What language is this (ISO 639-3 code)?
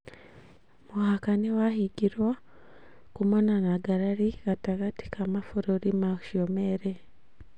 kik